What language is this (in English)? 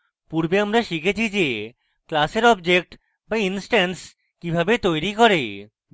Bangla